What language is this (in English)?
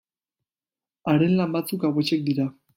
Basque